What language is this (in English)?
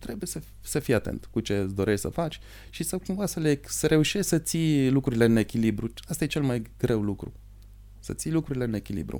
Romanian